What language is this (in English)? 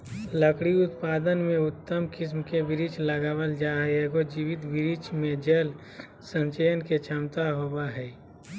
Magahi